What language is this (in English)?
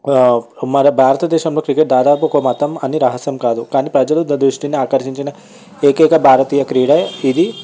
Telugu